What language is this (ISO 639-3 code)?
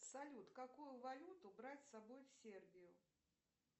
rus